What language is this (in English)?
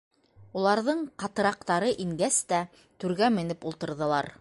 Bashkir